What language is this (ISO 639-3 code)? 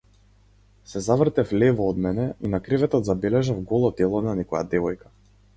mkd